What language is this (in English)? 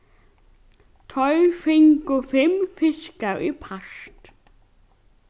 Faroese